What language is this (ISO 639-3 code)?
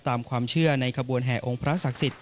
tha